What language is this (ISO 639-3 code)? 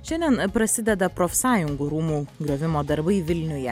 lit